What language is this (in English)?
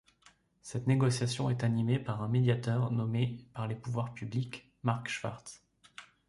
French